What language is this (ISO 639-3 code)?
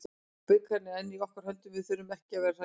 isl